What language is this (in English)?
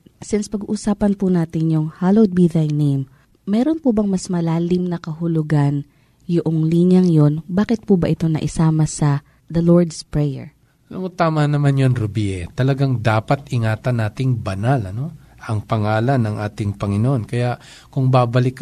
Filipino